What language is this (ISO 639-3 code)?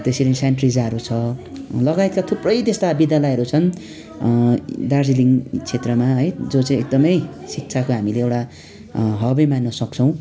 nep